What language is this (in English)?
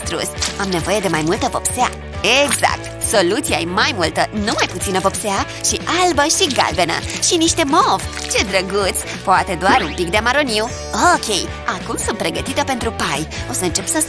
Romanian